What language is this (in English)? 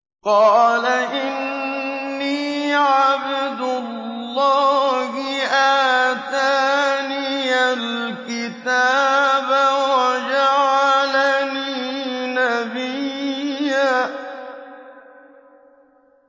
Arabic